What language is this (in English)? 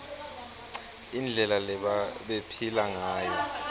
Swati